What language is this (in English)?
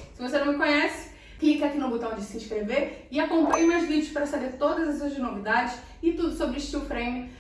Portuguese